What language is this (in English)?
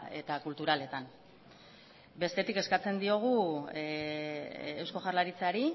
Basque